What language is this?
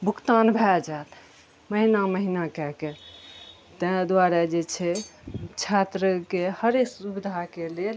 Maithili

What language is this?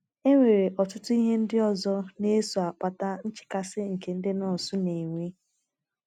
Igbo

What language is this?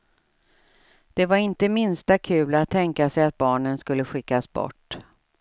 Swedish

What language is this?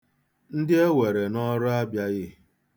Igbo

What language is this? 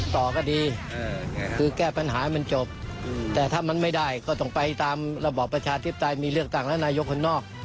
Thai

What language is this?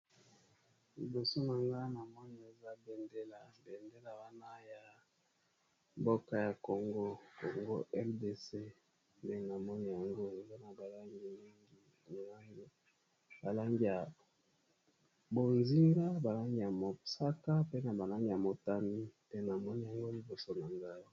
Lingala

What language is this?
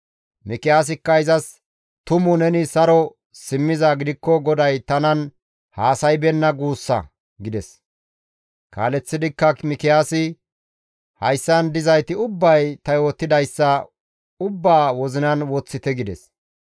Gamo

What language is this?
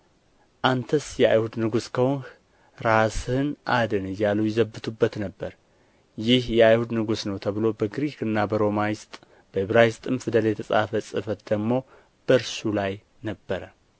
Amharic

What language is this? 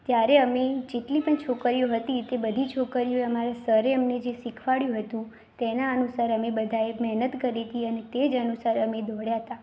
Gujarati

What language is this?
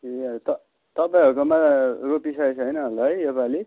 Nepali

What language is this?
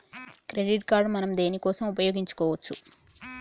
Telugu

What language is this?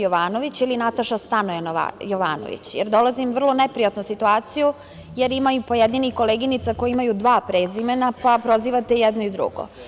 Serbian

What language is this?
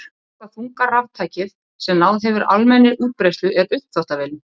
Icelandic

